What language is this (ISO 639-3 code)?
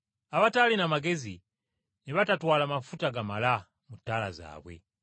lug